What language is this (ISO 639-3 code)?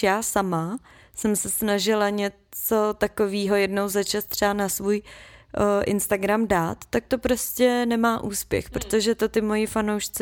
ces